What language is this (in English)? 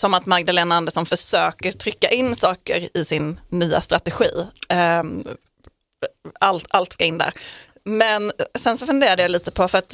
Swedish